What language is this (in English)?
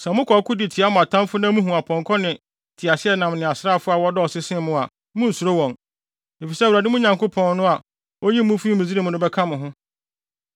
Akan